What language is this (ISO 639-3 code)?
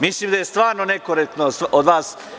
srp